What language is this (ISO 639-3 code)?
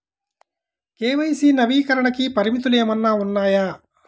tel